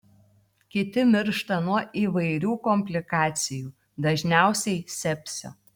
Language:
Lithuanian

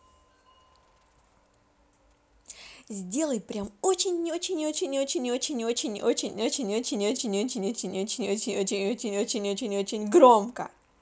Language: Russian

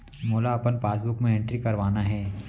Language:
Chhattisgarhi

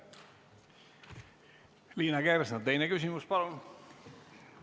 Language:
Estonian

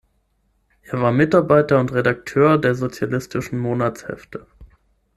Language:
German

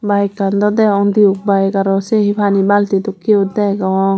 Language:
Chakma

